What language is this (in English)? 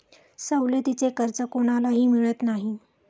Marathi